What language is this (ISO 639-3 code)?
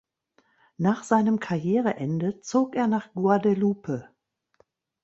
deu